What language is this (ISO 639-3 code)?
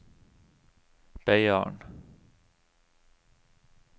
nor